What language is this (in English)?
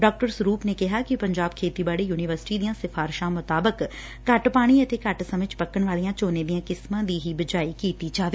Punjabi